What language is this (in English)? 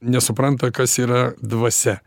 Lithuanian